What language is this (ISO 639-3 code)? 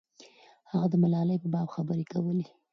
pus